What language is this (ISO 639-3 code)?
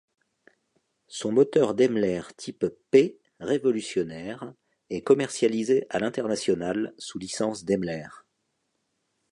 fra